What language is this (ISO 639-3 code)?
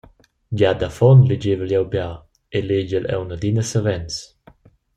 roh